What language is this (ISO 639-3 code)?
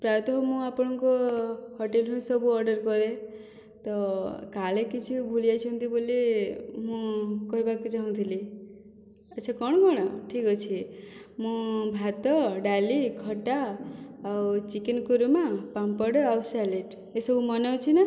ori